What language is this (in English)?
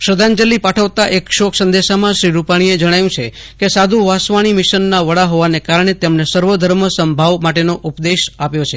Gujarati